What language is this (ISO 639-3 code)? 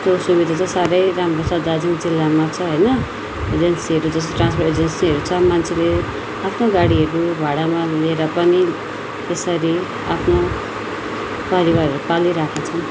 nep